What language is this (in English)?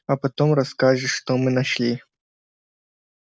Russian